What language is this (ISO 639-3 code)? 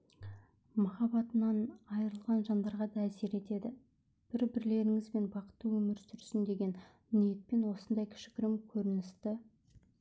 kaz